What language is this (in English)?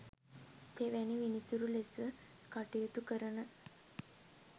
Sinhala